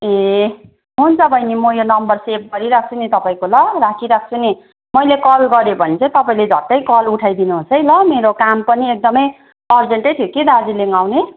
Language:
Nepali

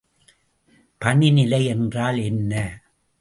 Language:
Tamil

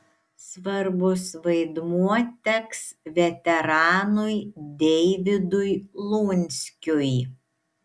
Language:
Lithuanian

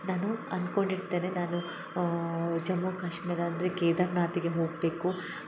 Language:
Kannada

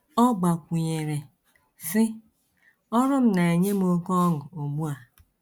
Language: Igbo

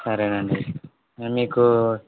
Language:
Telugu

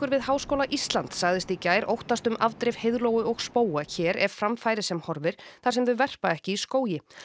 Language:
Icelandic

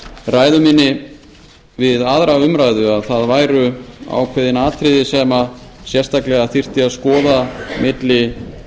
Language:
Icelandic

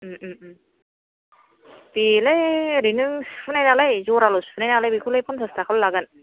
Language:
Bodo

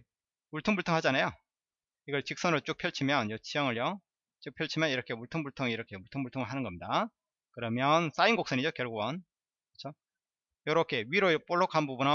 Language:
Korean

